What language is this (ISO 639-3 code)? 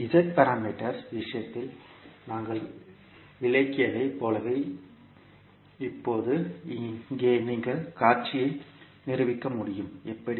tam